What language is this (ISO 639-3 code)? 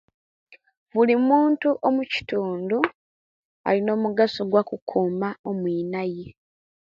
lke